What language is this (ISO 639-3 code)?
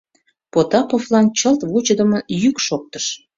chm